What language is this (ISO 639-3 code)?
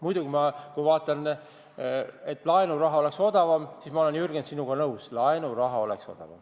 est